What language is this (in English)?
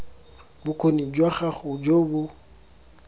Tswana